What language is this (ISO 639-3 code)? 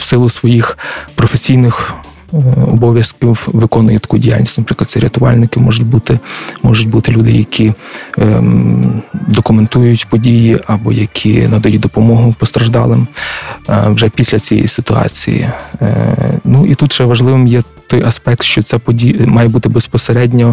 ukr